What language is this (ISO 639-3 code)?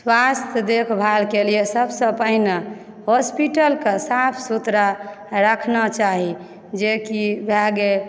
mai